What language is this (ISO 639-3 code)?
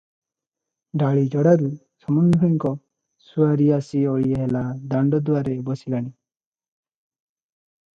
ori